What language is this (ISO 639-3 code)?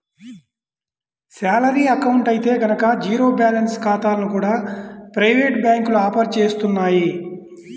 tel